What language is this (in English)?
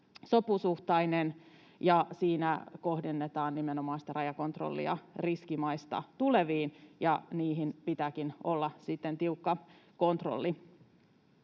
Finnish